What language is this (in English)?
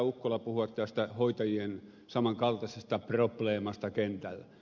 Finnish